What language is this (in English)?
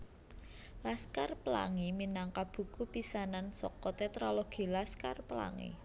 Javanese